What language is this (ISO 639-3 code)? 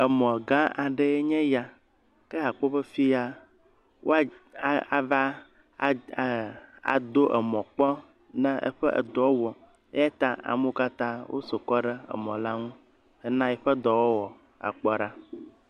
ewe